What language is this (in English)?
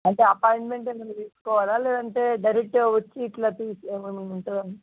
Telugu